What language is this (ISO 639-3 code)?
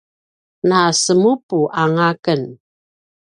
pwn